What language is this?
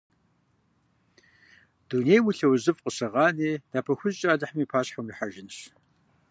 Kabardian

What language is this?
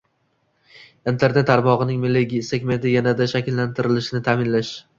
Uzbek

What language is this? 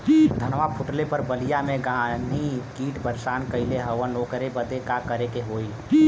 Bhojpuri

